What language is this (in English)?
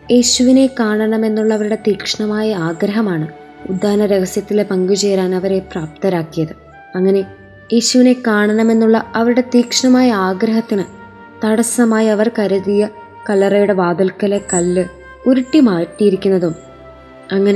Malayalam